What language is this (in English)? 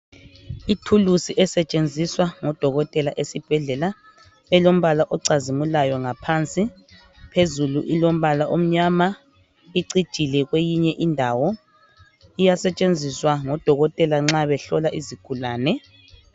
North Ndebele